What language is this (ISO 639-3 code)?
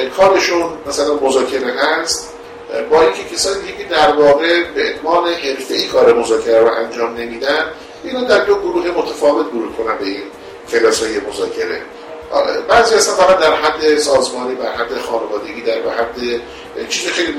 fas